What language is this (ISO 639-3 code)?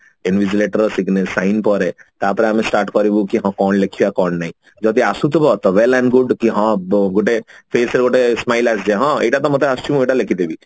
ori